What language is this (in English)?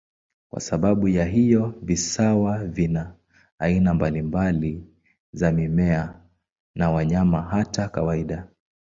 Swahili